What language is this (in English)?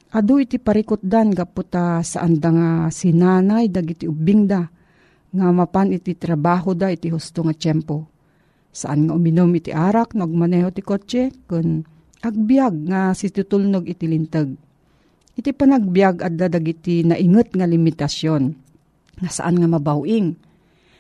Filipino